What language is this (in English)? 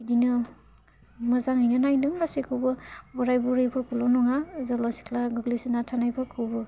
Bodo